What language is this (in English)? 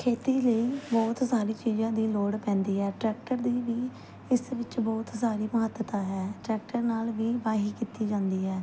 Punjabi